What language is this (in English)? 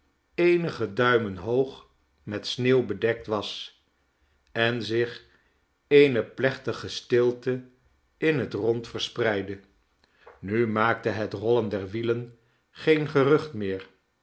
Dutch